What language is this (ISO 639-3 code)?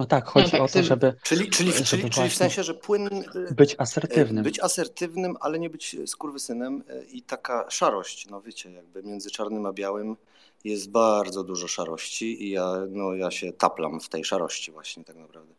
pol